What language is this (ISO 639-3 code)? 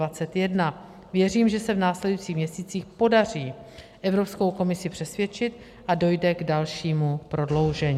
ces